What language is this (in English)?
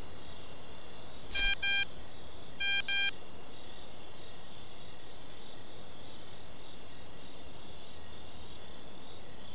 Indonesian